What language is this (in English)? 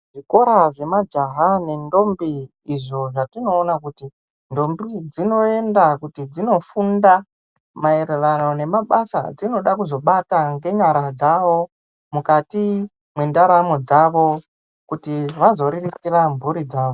Ndau